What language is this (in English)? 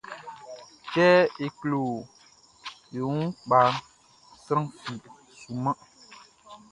Baoulé